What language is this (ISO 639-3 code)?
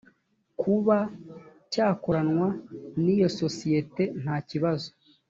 kin